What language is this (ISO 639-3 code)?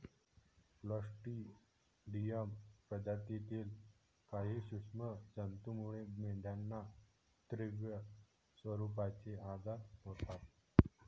mar